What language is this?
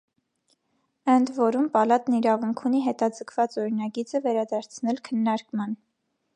Armenian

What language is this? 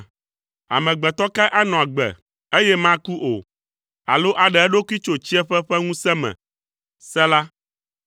Ewe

